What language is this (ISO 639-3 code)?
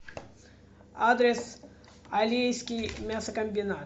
rus